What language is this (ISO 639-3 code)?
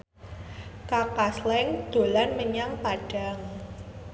jav